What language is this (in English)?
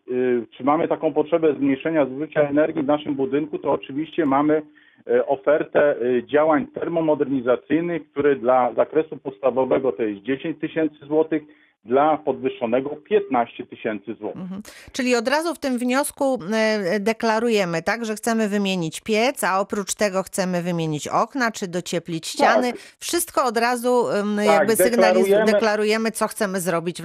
Polish